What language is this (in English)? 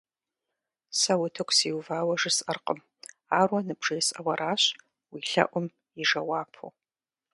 Kabardian